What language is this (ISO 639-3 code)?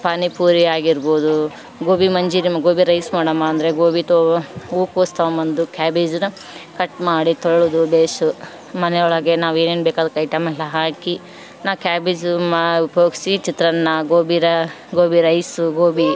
kan